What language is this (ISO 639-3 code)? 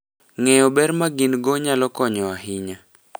luo